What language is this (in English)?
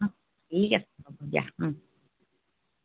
Assamese